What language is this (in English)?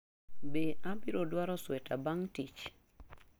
Luo (Kenya and Tanzania)